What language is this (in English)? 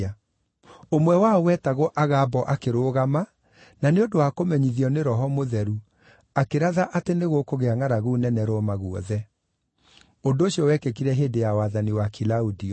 Kikuyu